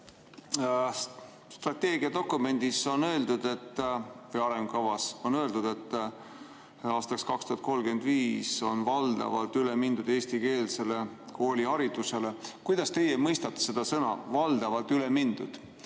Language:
Estonian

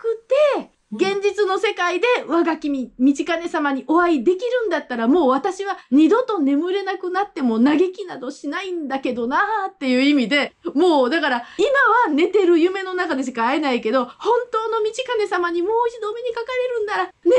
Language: Japanese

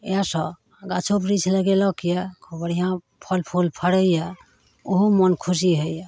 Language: Maithili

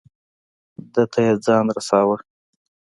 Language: Pashto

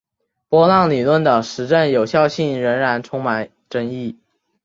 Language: Chinese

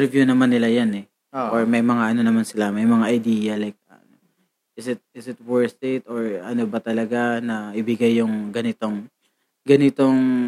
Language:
Filipino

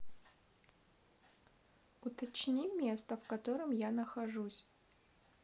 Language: Russian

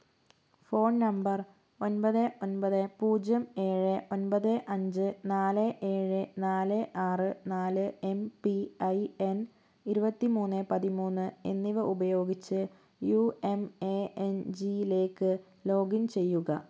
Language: Malayalam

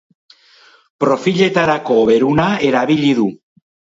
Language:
Basque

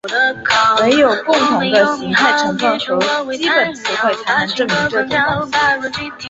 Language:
Chinese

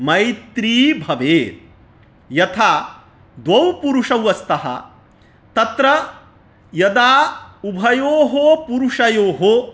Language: Sanskrit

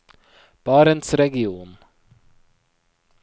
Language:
Norwegian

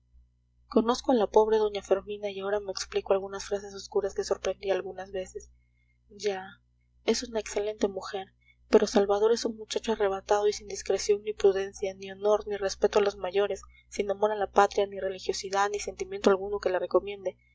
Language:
Spanish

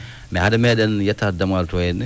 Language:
Fula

